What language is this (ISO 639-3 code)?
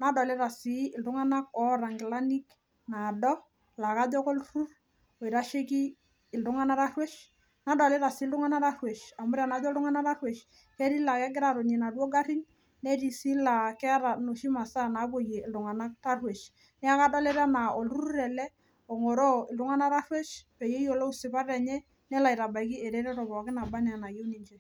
mas